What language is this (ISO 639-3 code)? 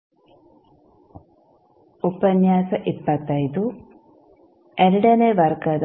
kan